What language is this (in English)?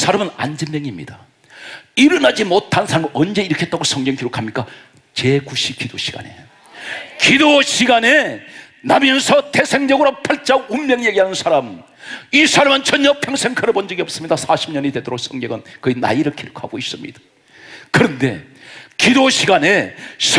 Korean